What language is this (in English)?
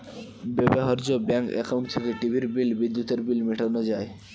Bangla